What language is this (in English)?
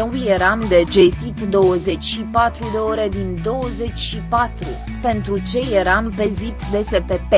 Romanian